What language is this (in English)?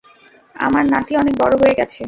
Bangla